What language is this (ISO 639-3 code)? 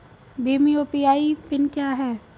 hin